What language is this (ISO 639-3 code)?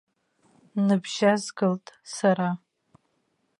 abk